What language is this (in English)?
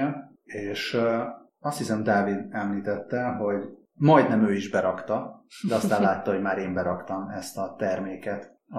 Hungarian